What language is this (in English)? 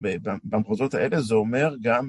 Hebrew